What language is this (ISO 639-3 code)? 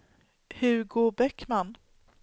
swe